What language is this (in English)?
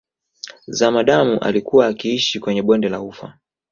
Swahili